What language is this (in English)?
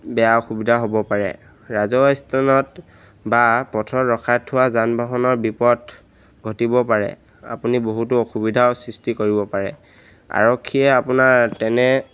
Assamese